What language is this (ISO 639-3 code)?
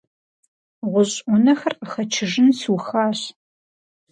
kbd